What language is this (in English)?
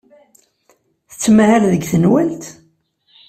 Kabyle